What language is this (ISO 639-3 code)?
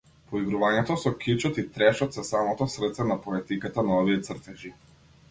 mkd